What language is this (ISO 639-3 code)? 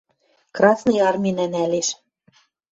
mrj